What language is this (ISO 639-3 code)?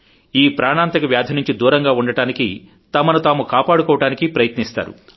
tel